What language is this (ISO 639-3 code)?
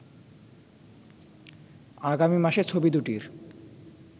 ben